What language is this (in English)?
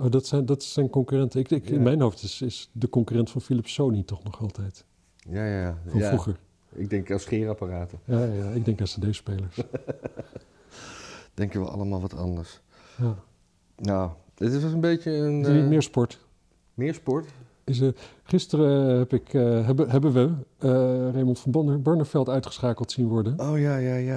Dutch